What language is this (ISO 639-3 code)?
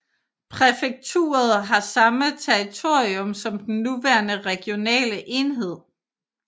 dan